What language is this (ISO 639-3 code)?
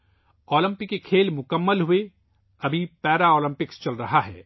urd